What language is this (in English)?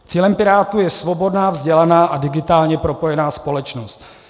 Czech